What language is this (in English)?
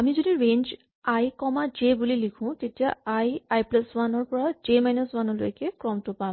Assamese